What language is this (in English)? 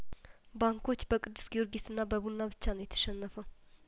Amharic